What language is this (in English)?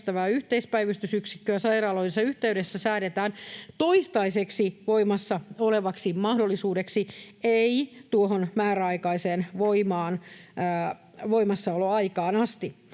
Finnish